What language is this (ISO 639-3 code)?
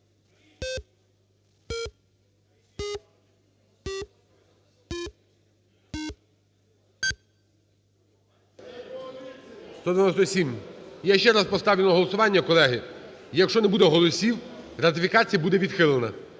ukr